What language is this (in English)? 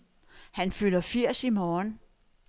Danish